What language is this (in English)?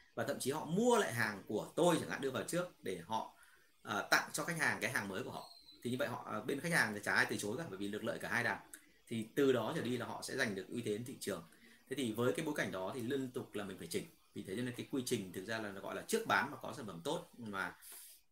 Vietnamese